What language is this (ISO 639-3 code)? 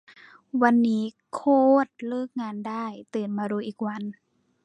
tha